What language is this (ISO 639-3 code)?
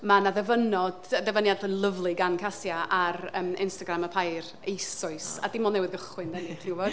cym